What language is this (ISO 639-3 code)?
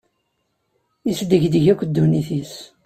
kab